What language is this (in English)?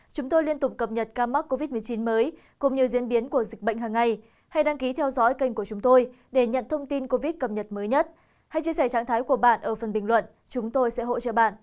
Vietnamese